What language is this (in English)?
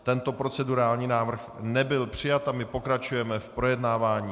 Czech